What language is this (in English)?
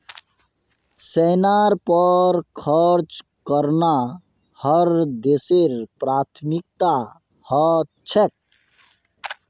Magahi